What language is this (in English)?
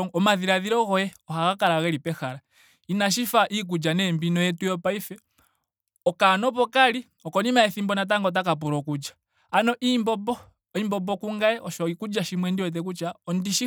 Ndonga